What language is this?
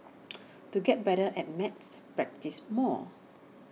English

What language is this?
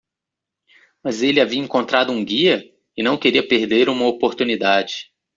Portuguese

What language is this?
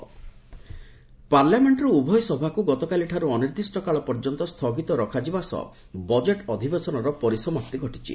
Odia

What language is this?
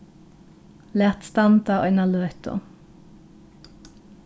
Faroese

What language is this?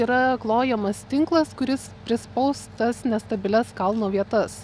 Lithuanian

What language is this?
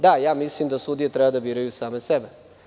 Serbian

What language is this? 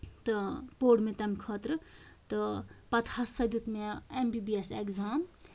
Kashmiri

